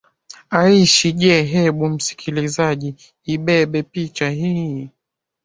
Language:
Swahili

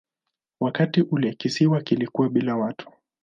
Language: Swahili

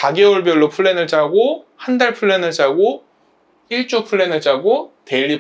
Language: Korean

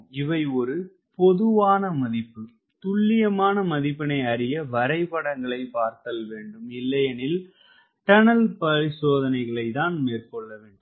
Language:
Tamil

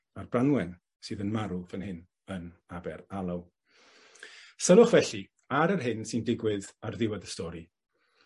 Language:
Welsh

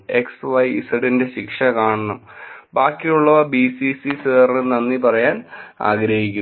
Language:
Malayalam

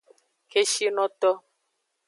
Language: Aja (Benin)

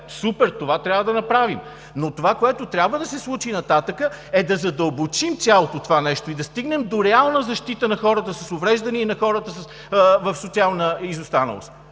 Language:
Bulgarian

